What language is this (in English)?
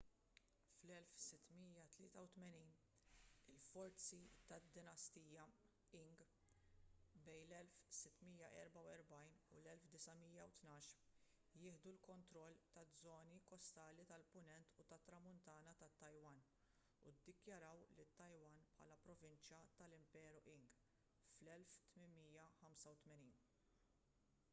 Maltese